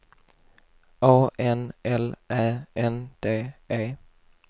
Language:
Swedish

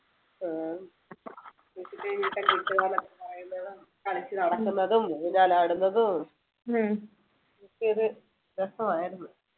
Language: Malayalam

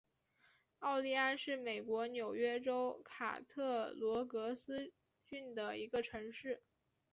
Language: Chinese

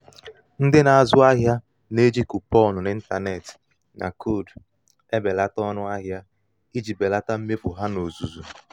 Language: Igbo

